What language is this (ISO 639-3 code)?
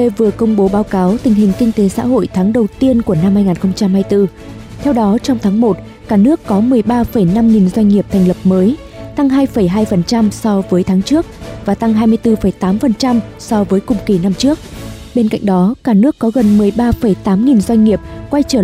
vie